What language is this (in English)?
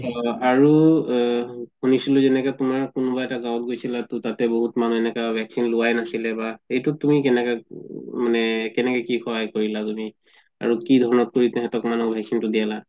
Assamese